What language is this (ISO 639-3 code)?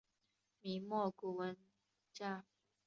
zho